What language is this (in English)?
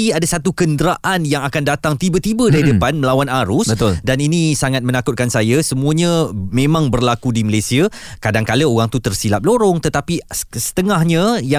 Malay